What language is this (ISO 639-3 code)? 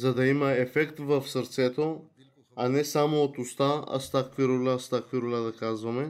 bul